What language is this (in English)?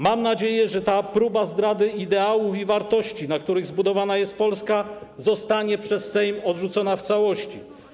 Polish